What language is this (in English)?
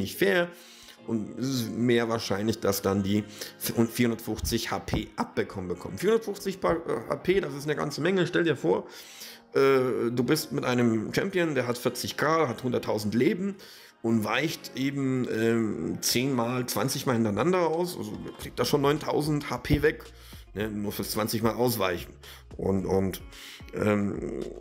German